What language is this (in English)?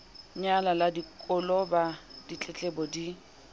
Southern Sotho